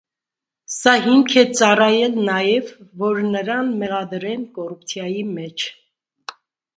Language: Armenian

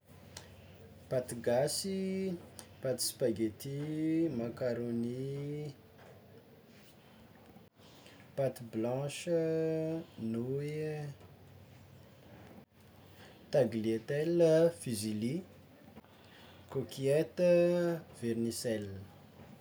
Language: Tsimihety Malagasy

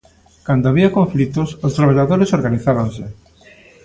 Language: Galician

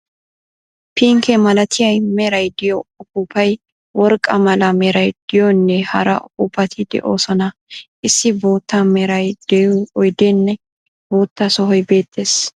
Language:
Wolaytta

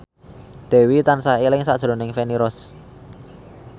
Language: Javanese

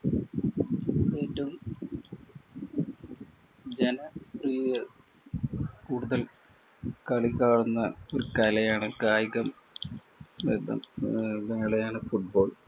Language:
Malayalam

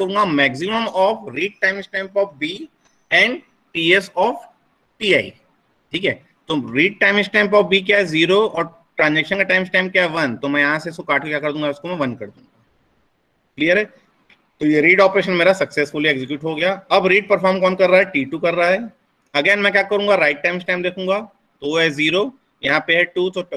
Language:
Hindi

